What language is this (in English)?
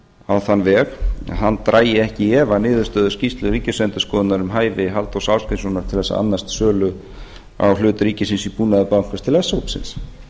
Icelandic